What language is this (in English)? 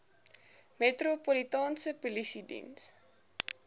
Afrikaans